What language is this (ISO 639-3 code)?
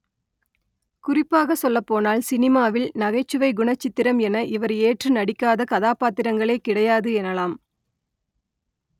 tam